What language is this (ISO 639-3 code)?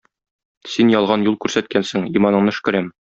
tat